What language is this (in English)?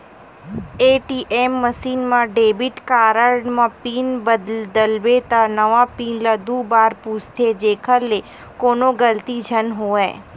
Chhattisgarhi